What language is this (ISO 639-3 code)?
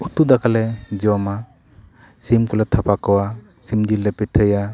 sat